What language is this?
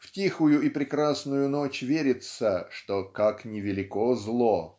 Russian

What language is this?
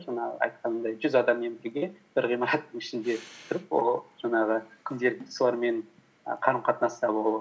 Kazakh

